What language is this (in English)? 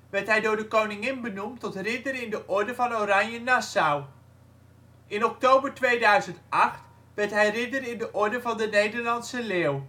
Dutch